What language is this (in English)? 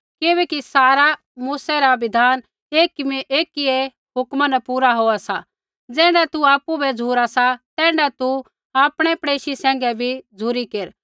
Kullu Pahari